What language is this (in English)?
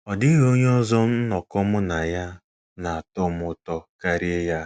Igbo